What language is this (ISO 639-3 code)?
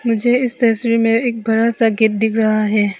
hin